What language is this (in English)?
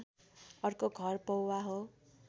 Nepali